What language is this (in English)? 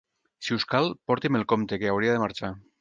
Catalan